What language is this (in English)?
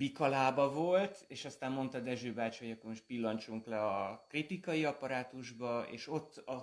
Hungarian